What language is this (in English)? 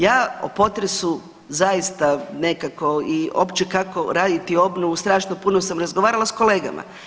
Croatian